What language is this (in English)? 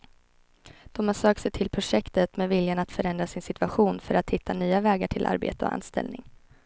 Swedish